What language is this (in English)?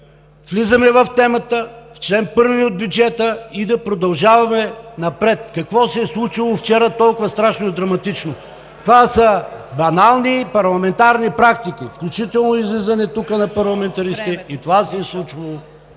Bulgarian